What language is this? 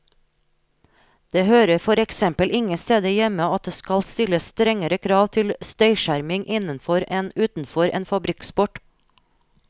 Norwegian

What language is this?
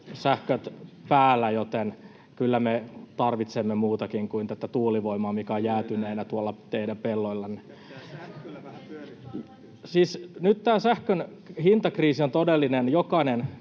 Finnish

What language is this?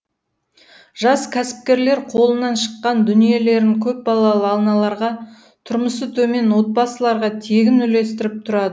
Kazakh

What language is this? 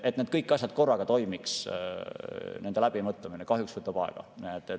Estonian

